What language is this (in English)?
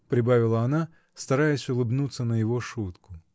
Russian